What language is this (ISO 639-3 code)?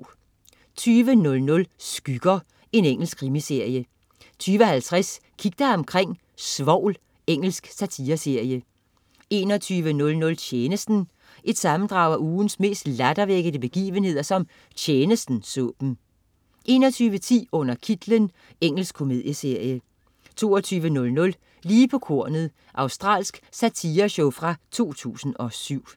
dan